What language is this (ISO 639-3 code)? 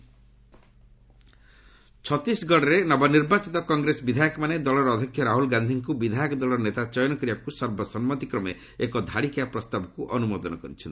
ori